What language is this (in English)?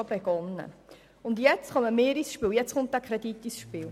Swiss German